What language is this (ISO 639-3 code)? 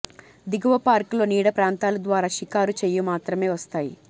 tel